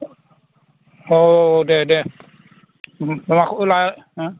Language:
Bodo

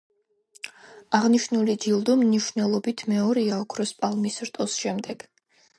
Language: Georgian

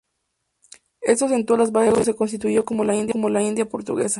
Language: Spanish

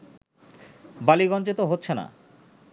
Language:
Bangla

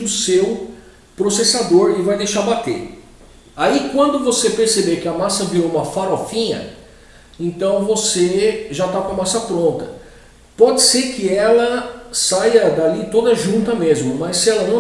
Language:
Portuguese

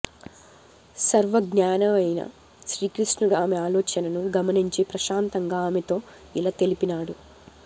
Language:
Telugu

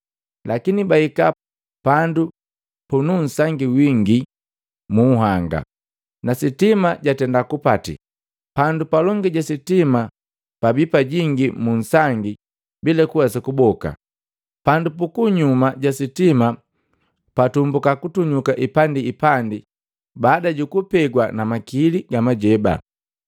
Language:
Matengo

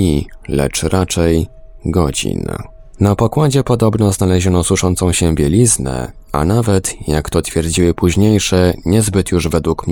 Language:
Polish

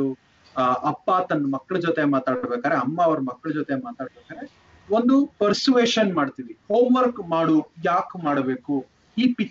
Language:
Kannada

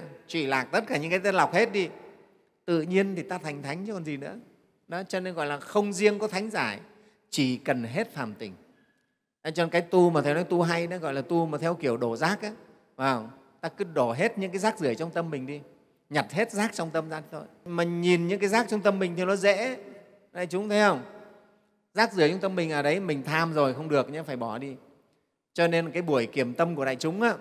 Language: Vietnamese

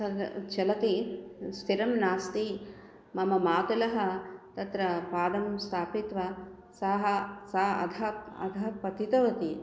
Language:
Sanskrit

